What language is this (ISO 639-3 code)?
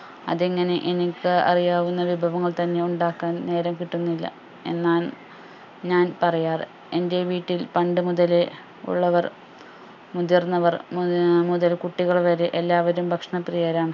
mal